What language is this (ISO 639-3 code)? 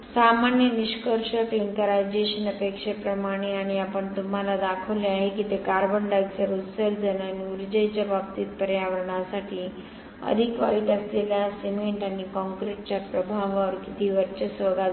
mar